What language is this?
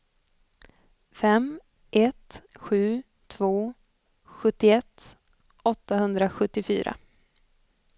Swedish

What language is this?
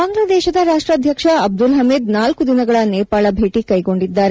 Kannada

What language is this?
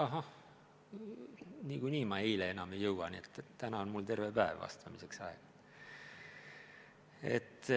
Estonian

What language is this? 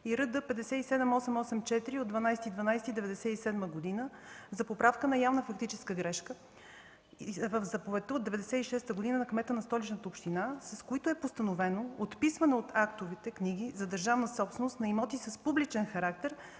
Bulgarian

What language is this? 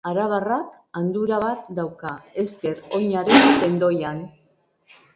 Basque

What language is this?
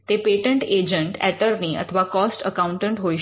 Gujarati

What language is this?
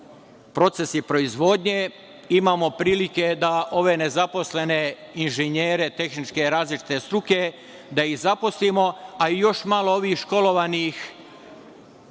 Serbian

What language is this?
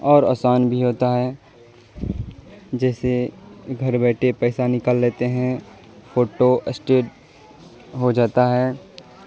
Urdu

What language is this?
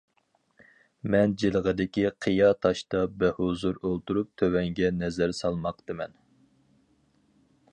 Uyghur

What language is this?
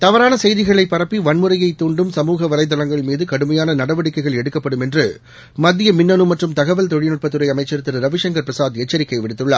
Tamil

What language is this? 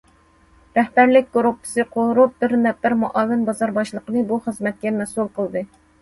Uyghur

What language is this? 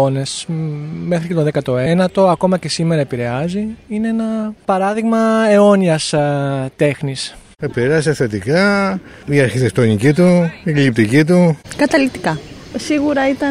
Greek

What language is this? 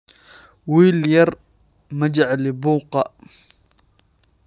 Somali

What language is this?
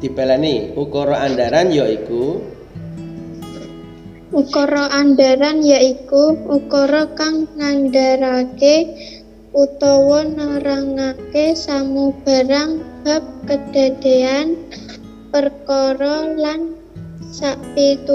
Indonesian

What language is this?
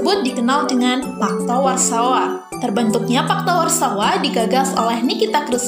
Indonesian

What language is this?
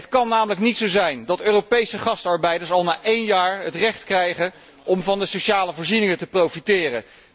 Dutch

